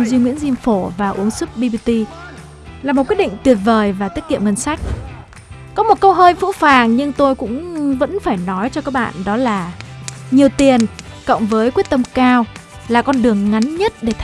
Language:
Vietnamese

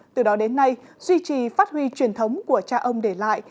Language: Vietnamese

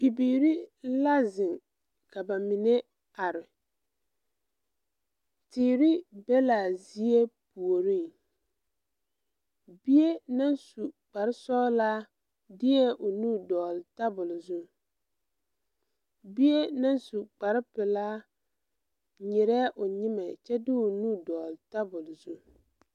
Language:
Southern Dagaare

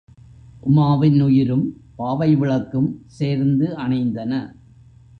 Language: Tamil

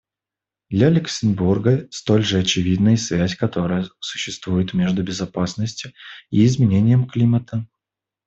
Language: Russian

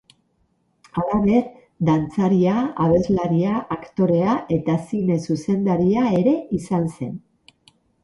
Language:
Basque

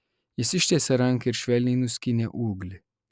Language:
Lithuanian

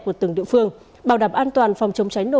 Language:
Vietnamese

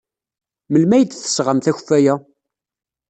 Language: Kabyle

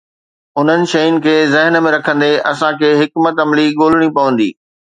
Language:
Sindhi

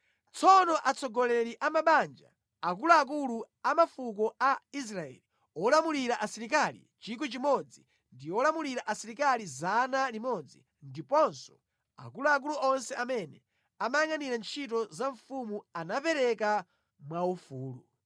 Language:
Nyanja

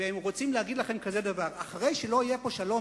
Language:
Hebrew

